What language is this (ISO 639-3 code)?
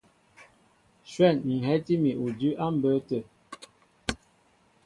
mbo